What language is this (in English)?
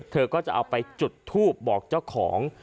Thai